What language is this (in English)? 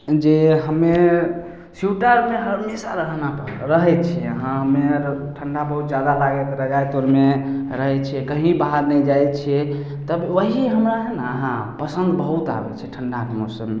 Maithili